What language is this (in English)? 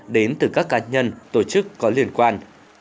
Vietnamese